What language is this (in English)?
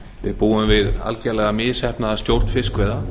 Icelandic